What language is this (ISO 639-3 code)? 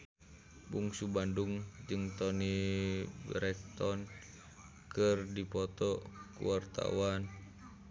sun